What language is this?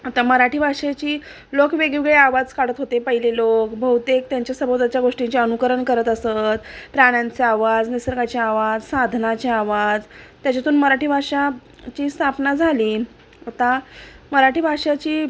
Marathi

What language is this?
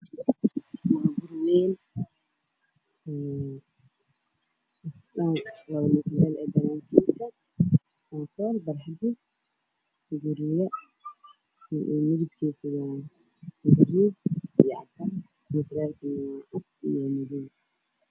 Somali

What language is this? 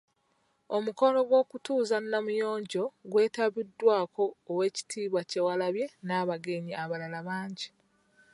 Ganda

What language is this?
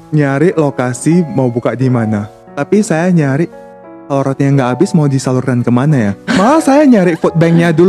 Indonesian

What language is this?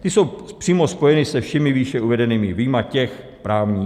Czech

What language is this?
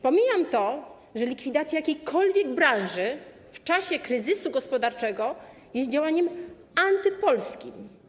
Polish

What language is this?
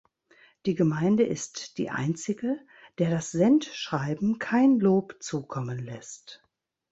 German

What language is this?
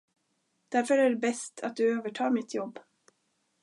Swedish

